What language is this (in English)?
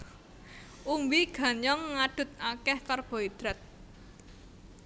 Javanese